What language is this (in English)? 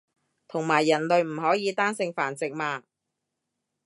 Cantonese